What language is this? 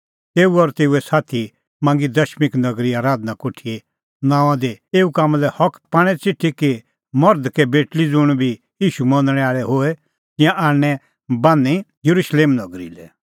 Kullu Pahari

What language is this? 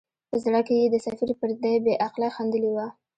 Pashto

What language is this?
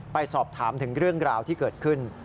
Thai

